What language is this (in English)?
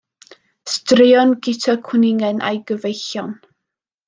Welsh